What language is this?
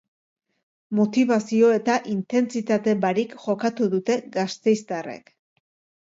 Basque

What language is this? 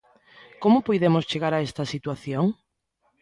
Galician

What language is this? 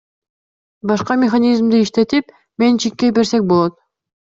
Kyrgyz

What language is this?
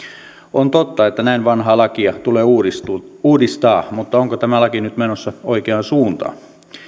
Finnish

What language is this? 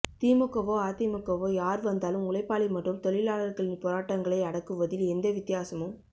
Tamil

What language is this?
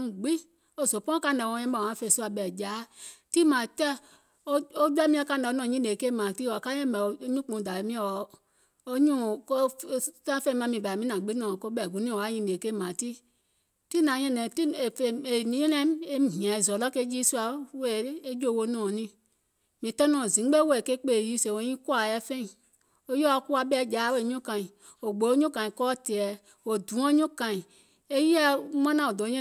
Gola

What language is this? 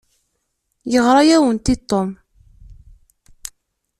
Kabyle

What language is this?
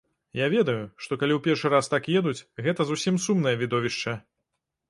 Belarusian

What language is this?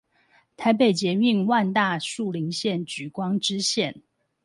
Chinese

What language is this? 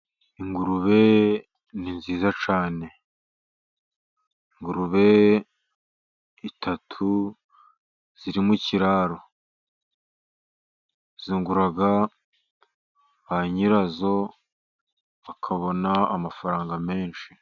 Kinyarwanda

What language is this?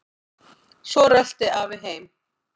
Icelandic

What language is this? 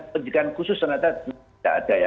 Indonesian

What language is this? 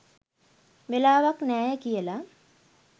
Sinhala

